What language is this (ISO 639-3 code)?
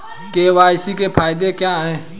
hin